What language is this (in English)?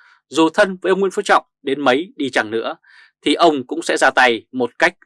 Vietnamese